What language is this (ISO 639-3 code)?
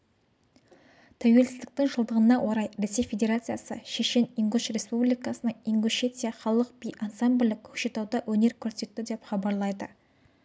kaz